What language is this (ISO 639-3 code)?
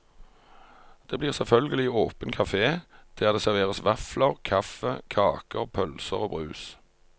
nor